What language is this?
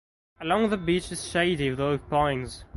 English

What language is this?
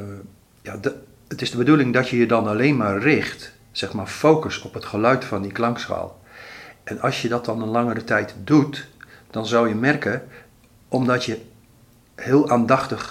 Dutch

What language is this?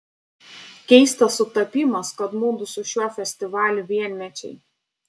Lithuanian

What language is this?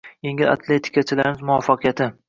Uzbek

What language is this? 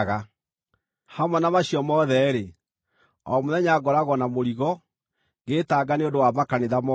Kikuyu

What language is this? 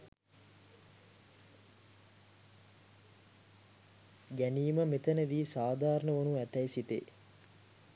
Sinhala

